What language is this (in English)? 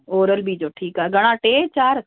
Sindhi